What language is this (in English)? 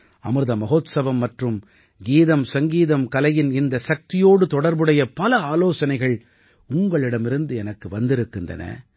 Tamil